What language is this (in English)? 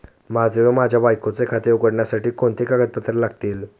Marathi